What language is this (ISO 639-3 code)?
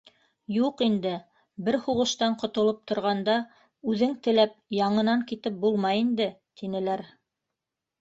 bak